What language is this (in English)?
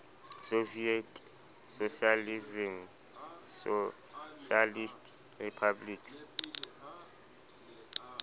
Southern Sotho